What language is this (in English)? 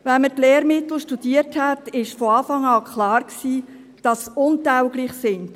Swiss German